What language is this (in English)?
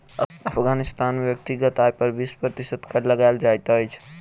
Maithili